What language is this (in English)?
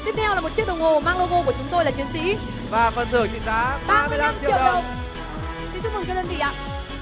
Vietnamese